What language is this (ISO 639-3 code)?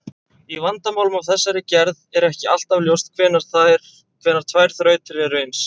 isl